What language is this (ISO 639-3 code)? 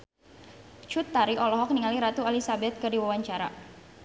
sun